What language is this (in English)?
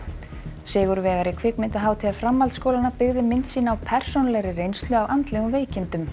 Icelandic